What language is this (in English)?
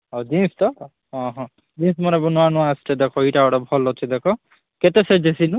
Odia